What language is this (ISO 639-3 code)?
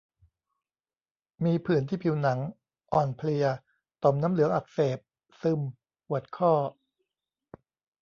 tha